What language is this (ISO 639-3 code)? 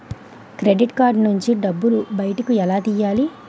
tel